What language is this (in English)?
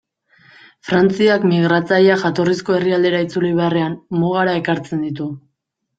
Basque